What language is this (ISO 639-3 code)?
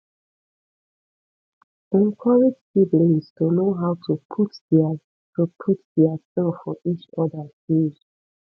pcm